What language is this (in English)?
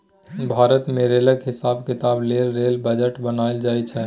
Maithili